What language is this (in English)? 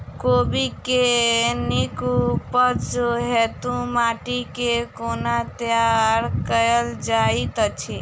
Maithili